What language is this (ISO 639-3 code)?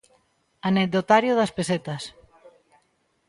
glg